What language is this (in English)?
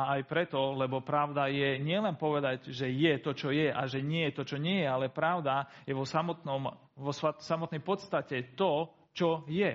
Slovak